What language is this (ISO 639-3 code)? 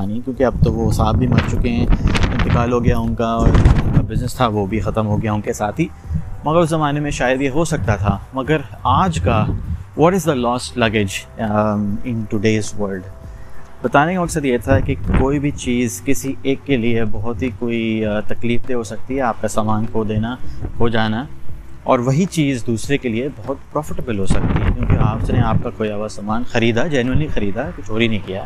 urd